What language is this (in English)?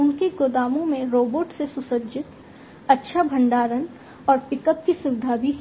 Hindi